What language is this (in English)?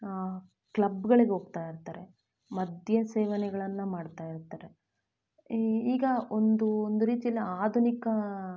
Kannada